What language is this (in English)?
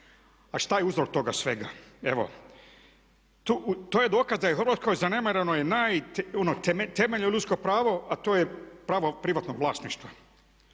Croatian